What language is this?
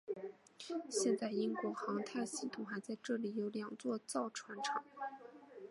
Chinese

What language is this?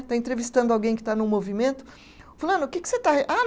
Portuguese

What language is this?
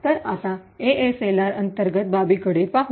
Marathi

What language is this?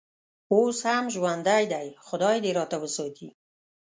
Pashto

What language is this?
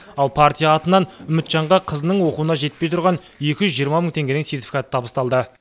Kazakh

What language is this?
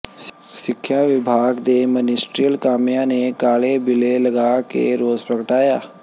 Punjabi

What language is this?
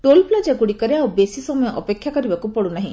Odia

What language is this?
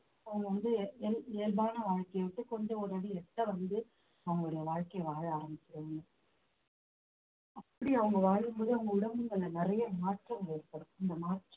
Tamil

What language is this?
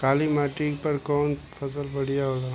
Bhojpuri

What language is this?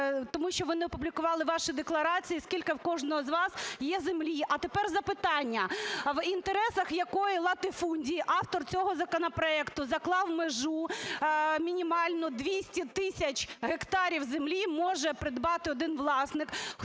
Ukrainian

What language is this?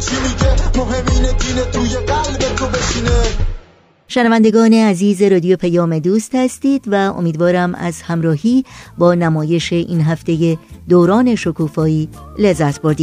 Persian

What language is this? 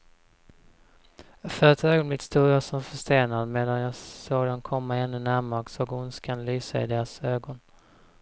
Swedish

